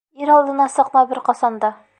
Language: Bashkir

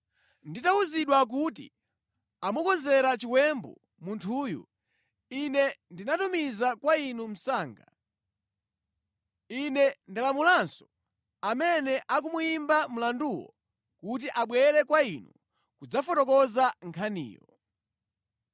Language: Nyanja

